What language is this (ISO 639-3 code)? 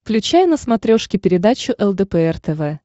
rus